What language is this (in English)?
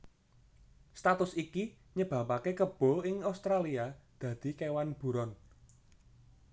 Javanese